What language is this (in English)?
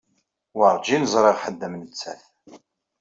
Kabyle